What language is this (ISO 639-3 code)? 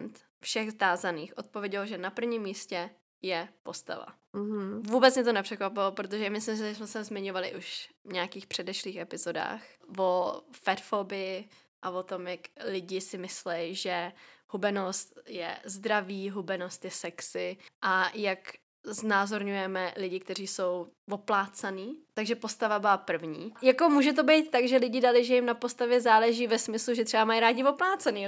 ces